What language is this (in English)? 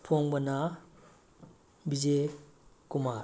Manipuri